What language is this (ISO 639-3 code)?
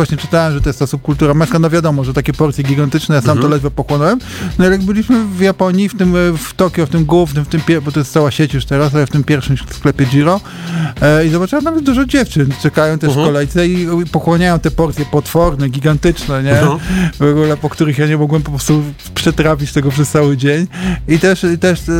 pol